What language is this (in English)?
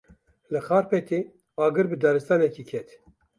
Kurdish